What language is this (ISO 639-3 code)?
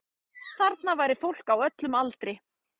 isl